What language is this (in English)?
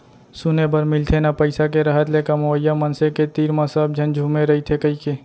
Chhattisgarhi